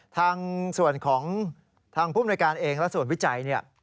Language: Thai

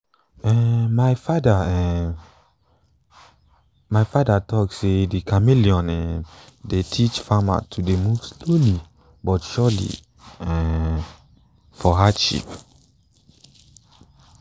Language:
Nigerian Pidgin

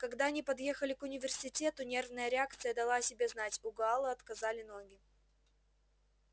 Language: Russian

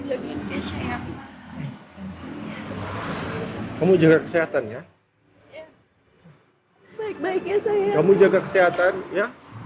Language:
Indonesian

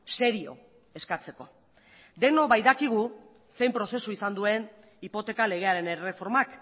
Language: Basque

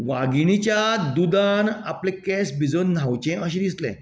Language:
Konkani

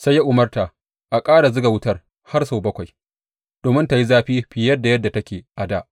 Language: Hausa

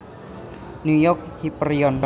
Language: Javanese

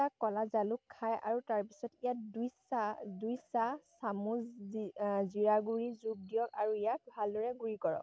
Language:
Assamese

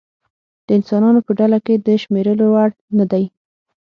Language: Pashto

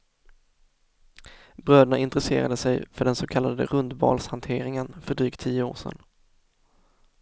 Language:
Swedish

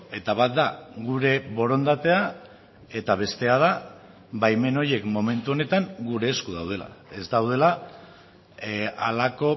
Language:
Basque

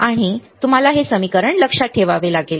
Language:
Marathi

